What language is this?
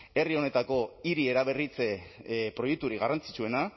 Basque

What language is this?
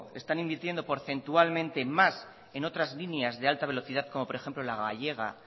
Spanish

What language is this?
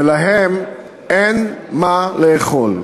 Hebrew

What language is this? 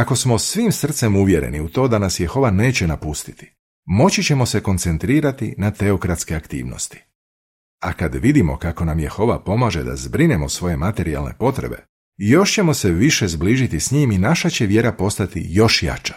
Croatian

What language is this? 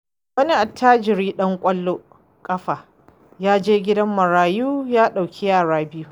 Hausa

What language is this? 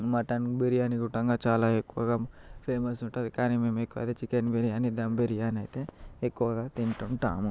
Telugu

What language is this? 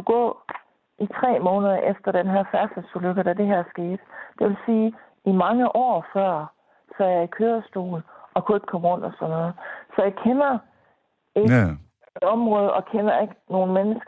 Danish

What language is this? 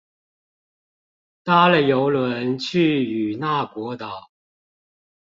Chinese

